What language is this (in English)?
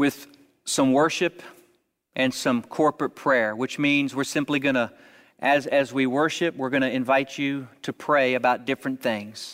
English